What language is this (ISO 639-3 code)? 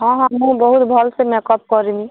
ori